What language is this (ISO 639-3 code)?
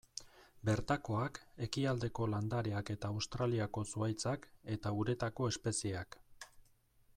eus